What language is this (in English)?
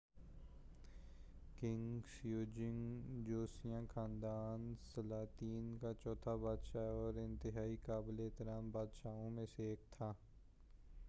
Urdu